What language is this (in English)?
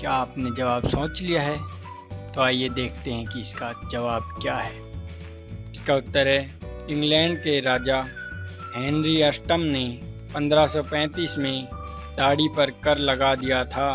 Hindi